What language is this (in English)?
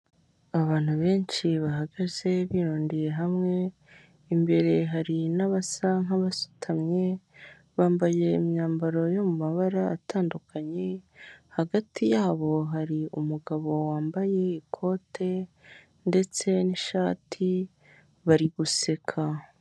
Kinyarwanda